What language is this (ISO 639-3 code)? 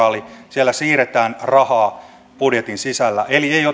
fin